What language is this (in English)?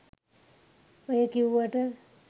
Sinhala